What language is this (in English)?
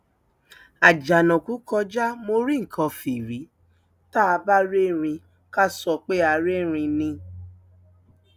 Yoruba